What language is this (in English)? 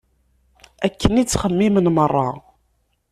Kabyle